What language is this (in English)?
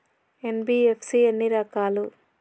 Telugu